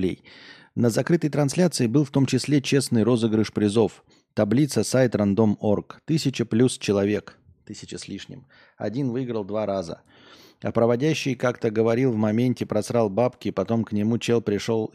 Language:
Russian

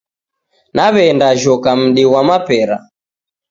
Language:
Taita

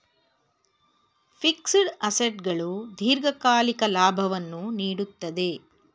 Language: Kannada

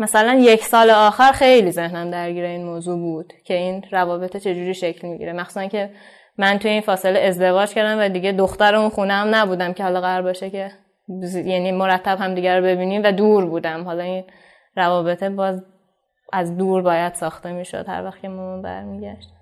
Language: Persian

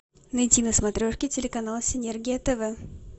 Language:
Russian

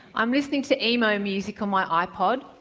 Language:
English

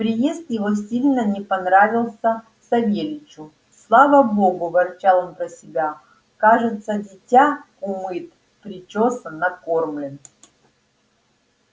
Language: Russian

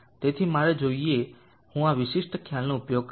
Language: Gujarati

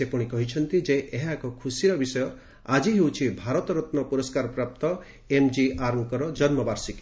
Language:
Odia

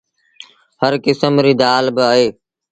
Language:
Sindhi Bhil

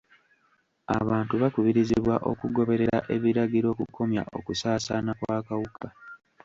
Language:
Ganda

